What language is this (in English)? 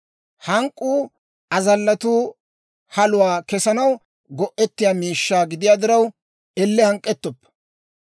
Dawro